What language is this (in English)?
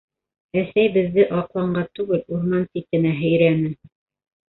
Bashkir